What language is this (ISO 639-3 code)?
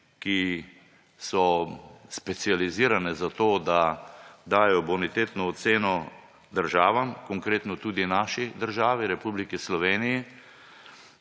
slv